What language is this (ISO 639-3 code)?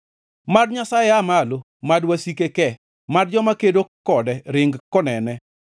luo